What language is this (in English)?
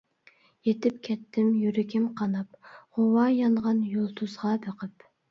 Uyghur